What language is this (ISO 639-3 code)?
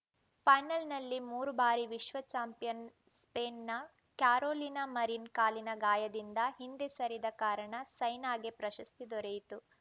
kan